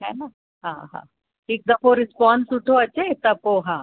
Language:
Sindhi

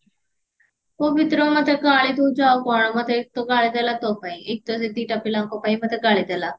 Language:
Odia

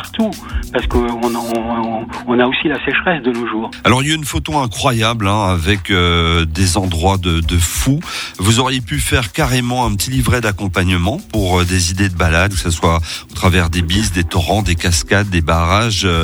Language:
French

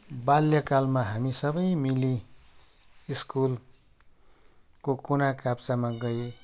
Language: Nepali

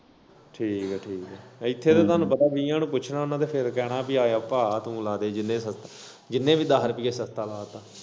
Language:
Punjabi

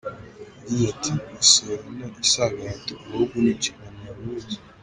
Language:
Kinyarwanda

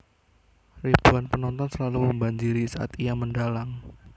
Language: Javanese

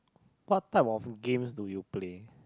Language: English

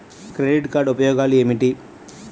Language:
Telugu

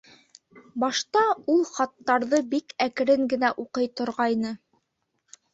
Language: Bashkir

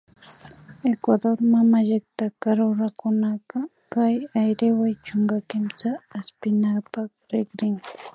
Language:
Imbabura Highland Quichua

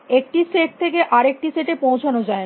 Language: Bangla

